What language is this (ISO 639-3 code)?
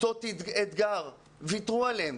heb